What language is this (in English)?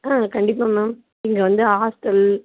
Tamil